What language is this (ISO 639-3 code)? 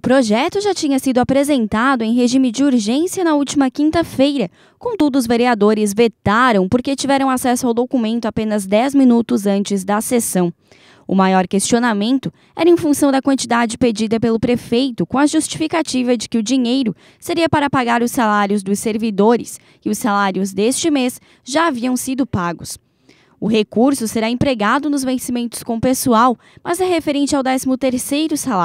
por